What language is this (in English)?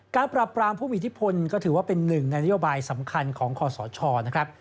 Thai